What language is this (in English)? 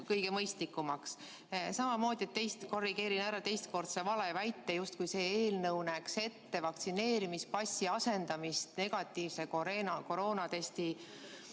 Estonian